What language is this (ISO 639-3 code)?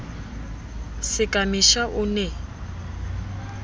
sot